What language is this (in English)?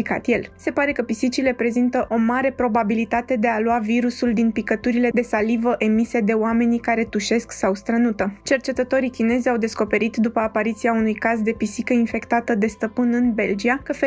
Romanian